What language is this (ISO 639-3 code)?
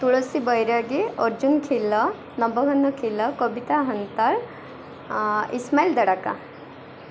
ori